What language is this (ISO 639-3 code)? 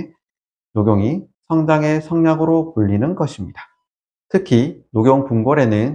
kor